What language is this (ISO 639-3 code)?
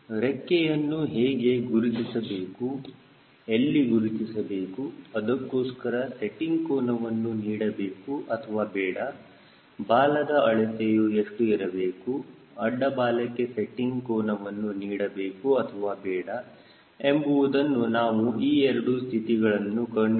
kan